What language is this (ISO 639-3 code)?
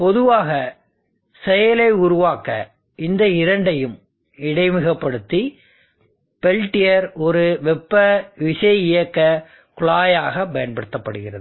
tam